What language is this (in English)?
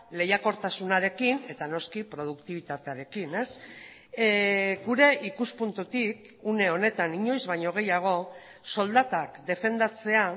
Basque